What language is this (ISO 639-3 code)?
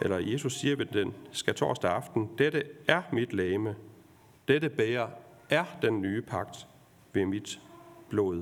dan